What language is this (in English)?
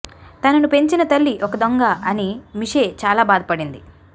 Telugu